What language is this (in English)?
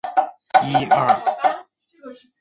Chinese